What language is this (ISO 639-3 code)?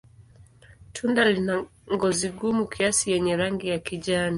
swa